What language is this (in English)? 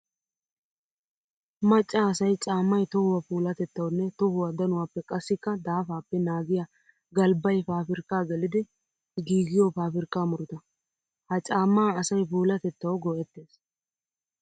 Wolaytta